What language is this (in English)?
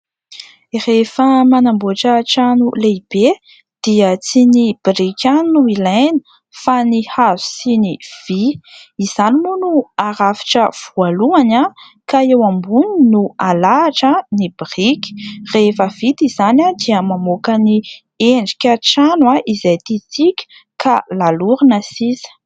Malagasy